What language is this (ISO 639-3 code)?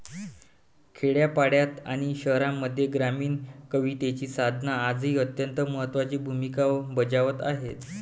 mar